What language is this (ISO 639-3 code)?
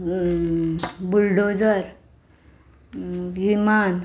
kok